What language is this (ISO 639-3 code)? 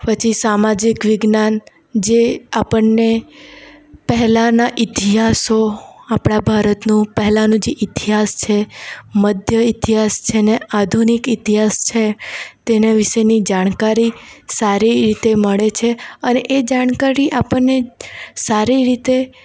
guj